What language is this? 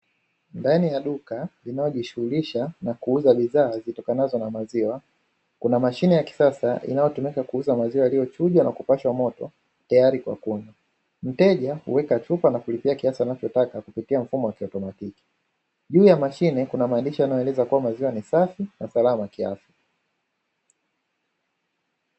Swahili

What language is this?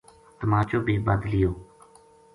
Gujari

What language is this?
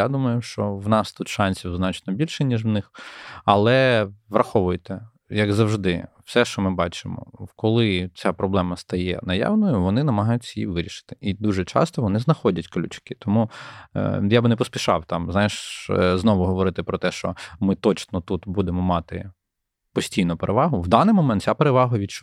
Ukrainian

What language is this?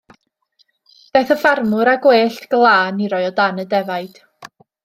Welsh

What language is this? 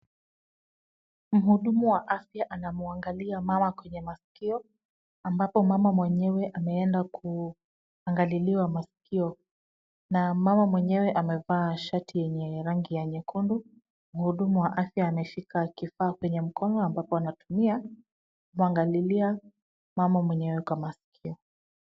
Swahili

